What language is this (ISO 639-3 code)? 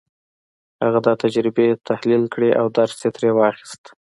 pus